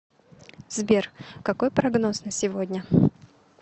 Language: Russian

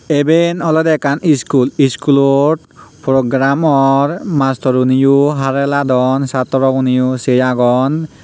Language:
Chakma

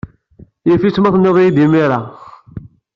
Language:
Kabyle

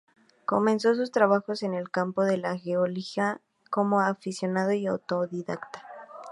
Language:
Spanish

